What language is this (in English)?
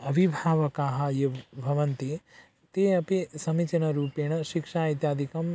Sanskrit